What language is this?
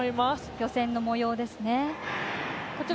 Japanese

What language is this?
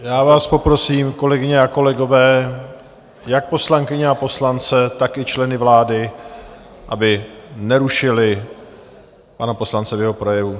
Czech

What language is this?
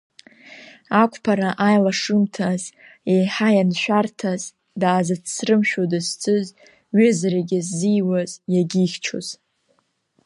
Abkhazian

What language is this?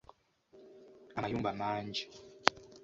Ganda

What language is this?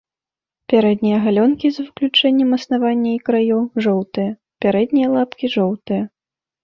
Belarusian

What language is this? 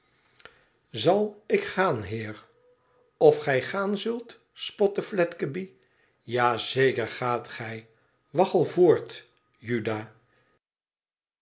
Dutch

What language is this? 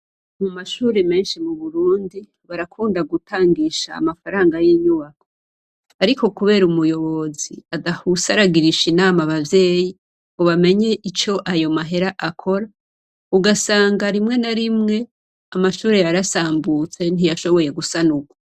Rundi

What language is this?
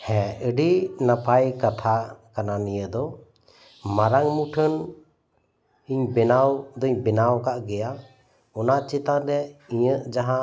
Santali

